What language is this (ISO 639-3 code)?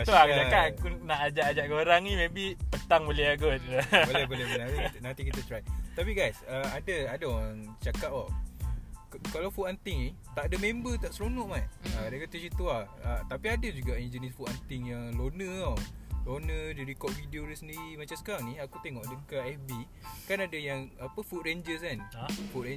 msa